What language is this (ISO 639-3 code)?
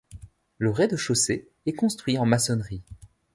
fra